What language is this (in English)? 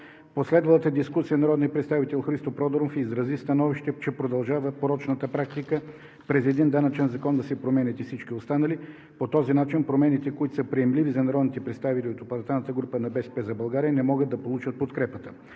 Bulgarian